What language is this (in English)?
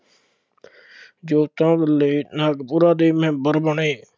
Punjabi